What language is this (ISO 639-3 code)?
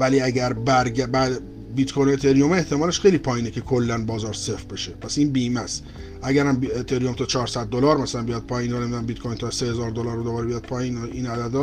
fas